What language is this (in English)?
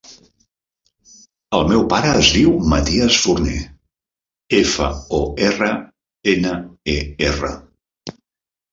Catalan